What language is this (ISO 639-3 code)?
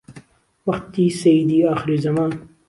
ckb